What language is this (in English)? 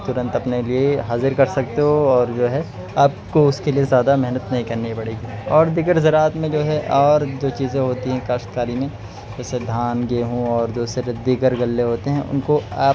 Urdu